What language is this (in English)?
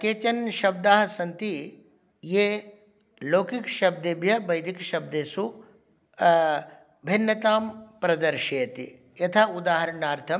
Sanskrit